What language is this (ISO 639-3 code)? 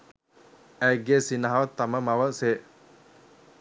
sin